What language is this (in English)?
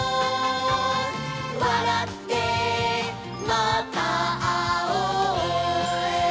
Japanese